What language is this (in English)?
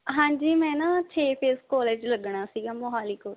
Punjabi